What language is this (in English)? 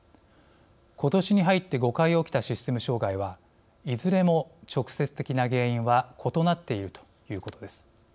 Japanese